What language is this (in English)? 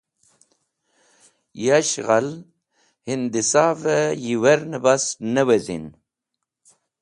Wakhi